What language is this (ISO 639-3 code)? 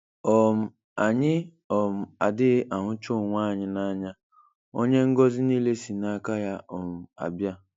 ibo